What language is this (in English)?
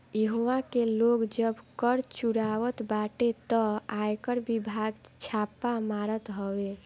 Bhojpuri